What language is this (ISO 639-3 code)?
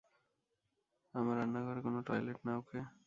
ben